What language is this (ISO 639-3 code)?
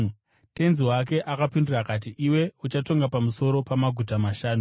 sna